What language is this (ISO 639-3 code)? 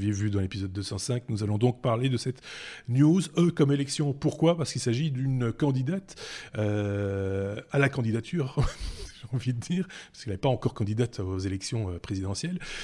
fra